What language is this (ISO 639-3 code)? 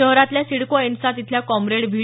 mar